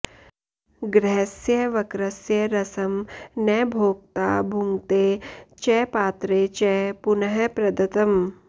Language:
Sanskrit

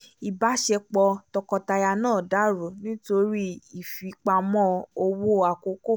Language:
Yoruba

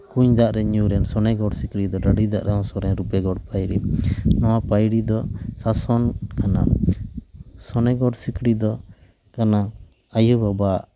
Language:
Santali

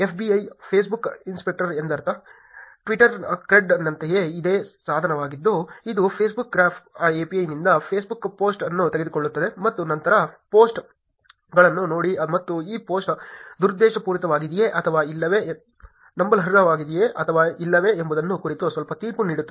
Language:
Kannada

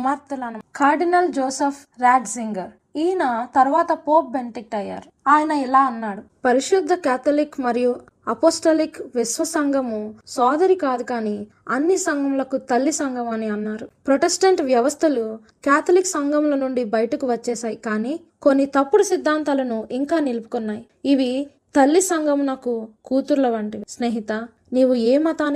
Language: Telugu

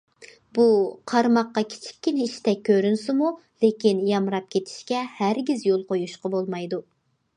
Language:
Uyghur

